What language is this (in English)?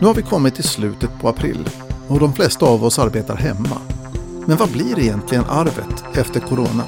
Swedish